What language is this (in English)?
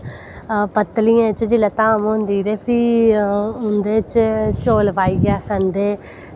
Dogri